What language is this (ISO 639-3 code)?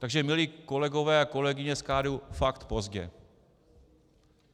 ces